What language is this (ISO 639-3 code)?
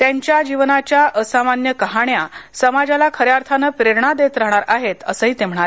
mar